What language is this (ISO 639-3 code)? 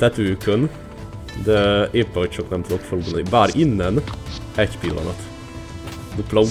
hun